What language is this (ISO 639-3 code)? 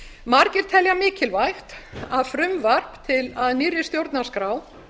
isl